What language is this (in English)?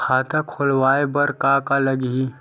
Chhattisgarhi